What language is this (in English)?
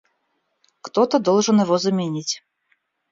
Russian